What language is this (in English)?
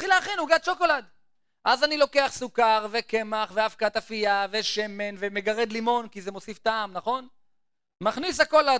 Hebrew